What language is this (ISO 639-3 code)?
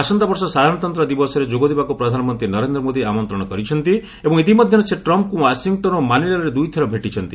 ori